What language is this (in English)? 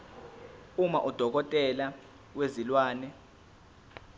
Zulu